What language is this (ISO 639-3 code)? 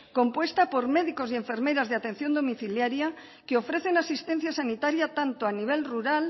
spa